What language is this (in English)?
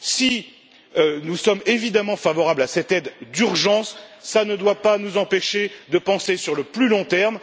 French